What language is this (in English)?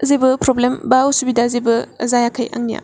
Bodo